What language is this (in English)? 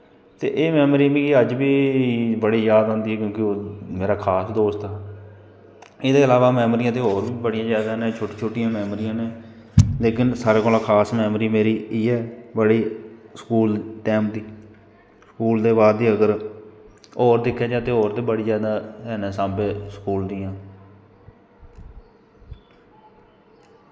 Dogri